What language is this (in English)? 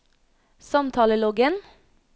Norwegian